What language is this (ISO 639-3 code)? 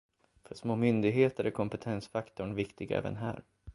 swe